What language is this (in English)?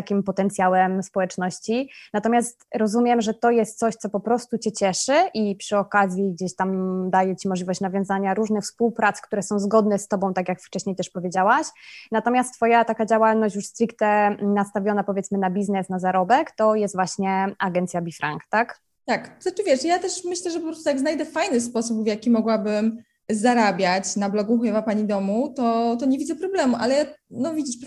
Polish